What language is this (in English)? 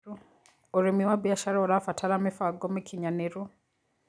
Kikuyu